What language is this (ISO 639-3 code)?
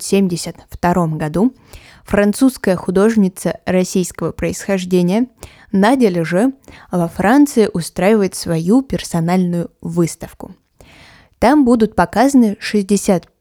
rus